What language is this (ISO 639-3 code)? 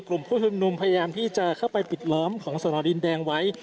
tha